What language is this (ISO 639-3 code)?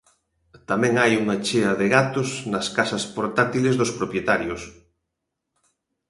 glg